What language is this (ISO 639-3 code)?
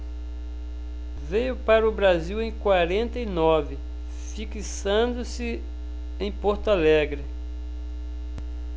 por